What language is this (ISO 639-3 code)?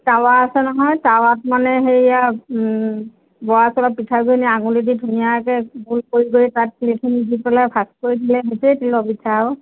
asm